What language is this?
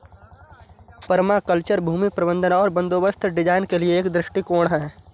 Hindi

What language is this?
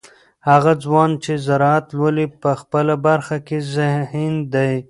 Pashto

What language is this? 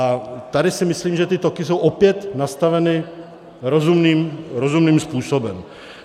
Czech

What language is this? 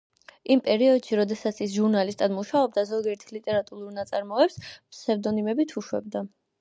Georgian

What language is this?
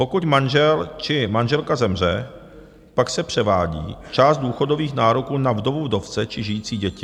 Czech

